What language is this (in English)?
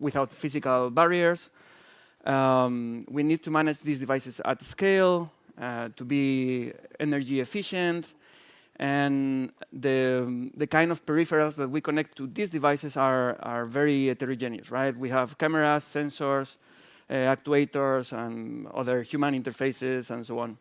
English